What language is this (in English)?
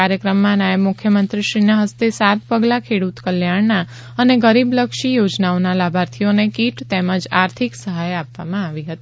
Gujarati